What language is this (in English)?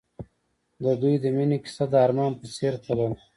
Pashto